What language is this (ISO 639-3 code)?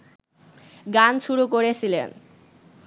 ben